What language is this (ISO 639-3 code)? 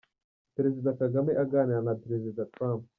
kin